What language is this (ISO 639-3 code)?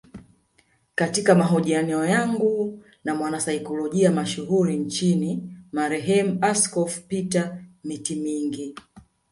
swa